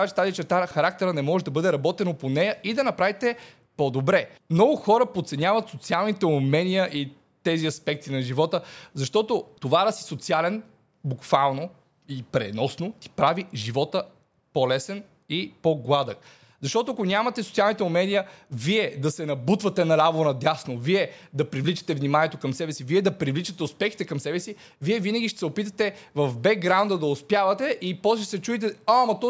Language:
Bulgarian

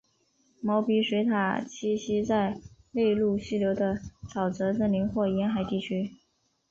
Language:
Chinese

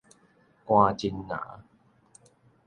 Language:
Min Nan Chinese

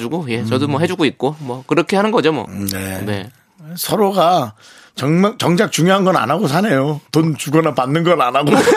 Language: Korean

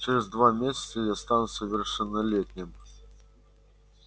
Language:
Russian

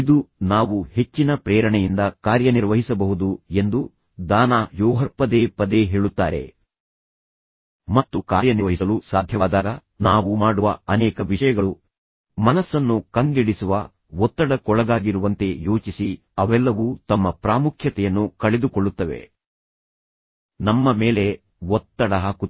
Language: Kannada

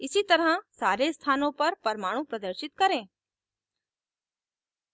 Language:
Hindi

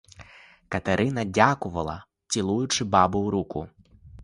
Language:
Ukrainian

